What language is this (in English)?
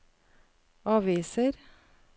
Norwegian